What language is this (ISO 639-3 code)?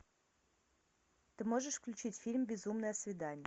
rus